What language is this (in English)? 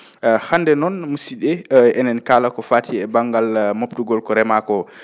Fula